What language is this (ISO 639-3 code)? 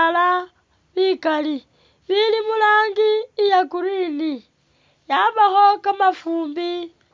myx